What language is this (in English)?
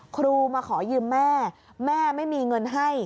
Thai